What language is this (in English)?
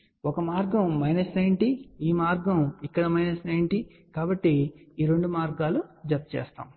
Telugu